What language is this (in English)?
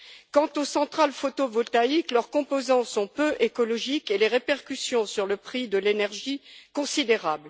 French